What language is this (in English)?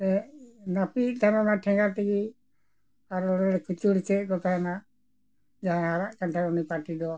Santali